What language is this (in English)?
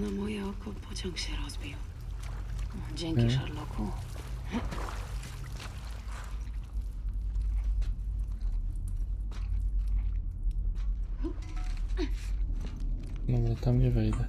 Polish